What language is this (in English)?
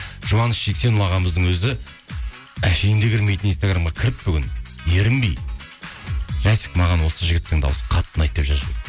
Kazakh